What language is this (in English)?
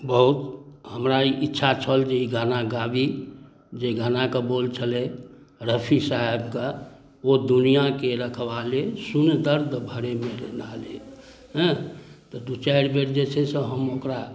Maithili